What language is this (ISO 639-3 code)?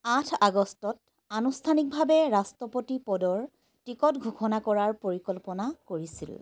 asm